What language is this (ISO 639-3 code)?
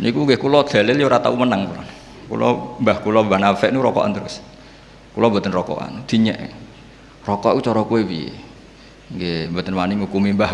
ind